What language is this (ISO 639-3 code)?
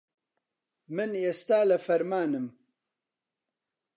ckb